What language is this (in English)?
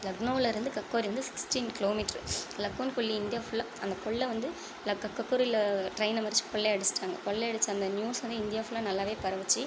Tamil